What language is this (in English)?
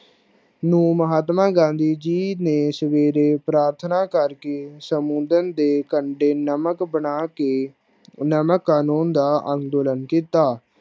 Punjabi